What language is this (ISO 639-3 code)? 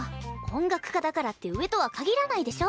jpn